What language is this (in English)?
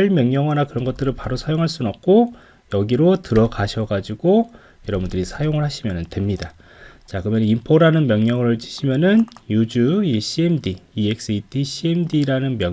Korean